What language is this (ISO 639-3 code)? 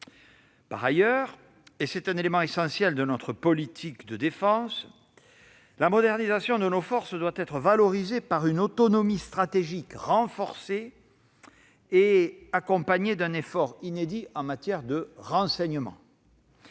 fra